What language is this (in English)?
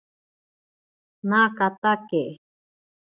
Ashéninka Perené